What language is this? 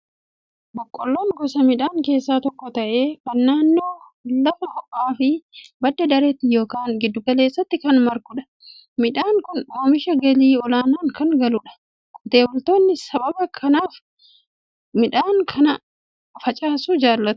Oromo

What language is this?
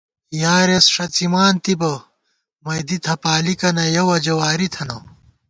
Gawar-Bati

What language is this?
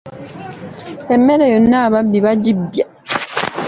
Ganda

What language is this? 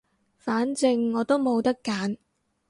Cantonese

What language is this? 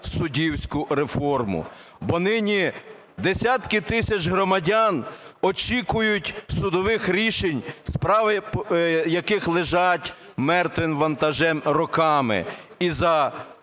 Ukrainian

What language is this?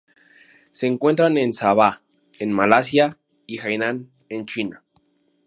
Spanish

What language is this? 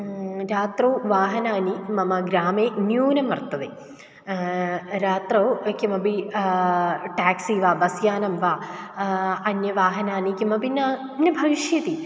Sanskrit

